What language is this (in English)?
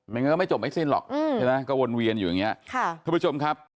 Thai